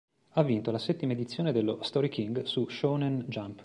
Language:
Italian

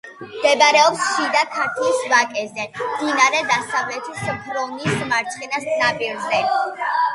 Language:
Georgian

